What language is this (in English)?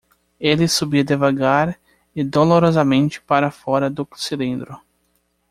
Portuguese